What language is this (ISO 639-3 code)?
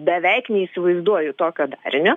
lit